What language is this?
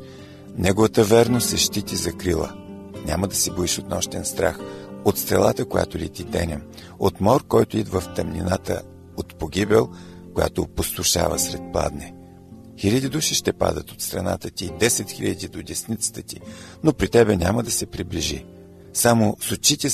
Bulgarian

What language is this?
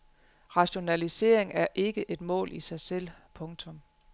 Danish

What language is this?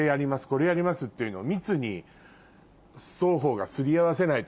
Japanese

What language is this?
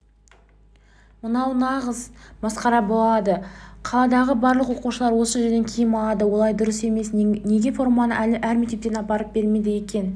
Kazakh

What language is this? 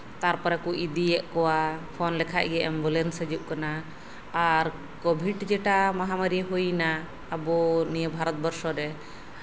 Santali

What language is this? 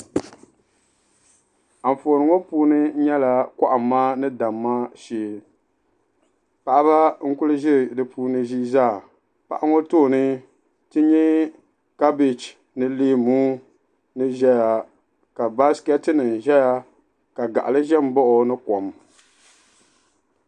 Dagbani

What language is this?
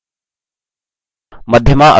Hindi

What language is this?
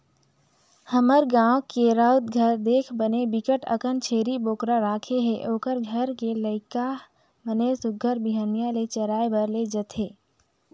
Chhattisgarhi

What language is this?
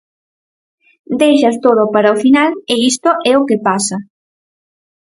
Galician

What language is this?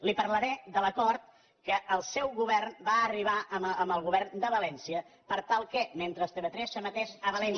Catalan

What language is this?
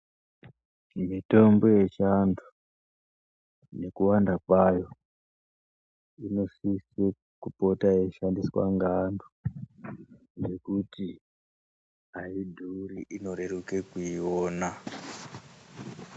Ndau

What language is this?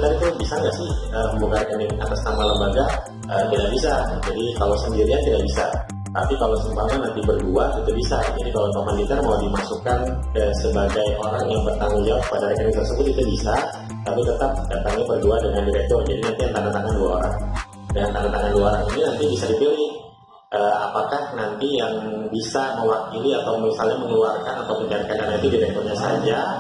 Indonesian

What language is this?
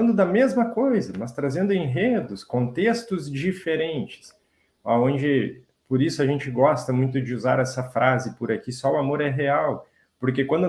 Portuguese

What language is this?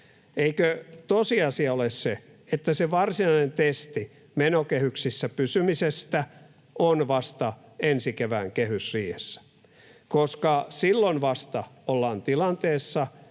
Finnish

